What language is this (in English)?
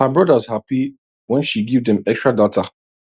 Nigerian Pidgin